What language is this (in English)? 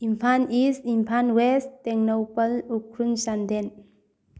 Manipuri